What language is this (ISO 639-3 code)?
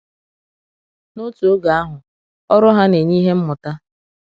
ibo